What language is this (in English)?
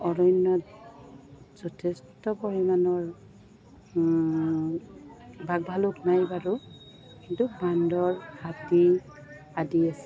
Assamese